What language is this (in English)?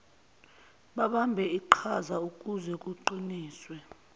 Zulu